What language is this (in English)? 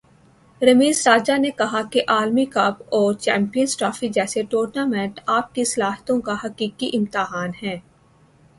Urdu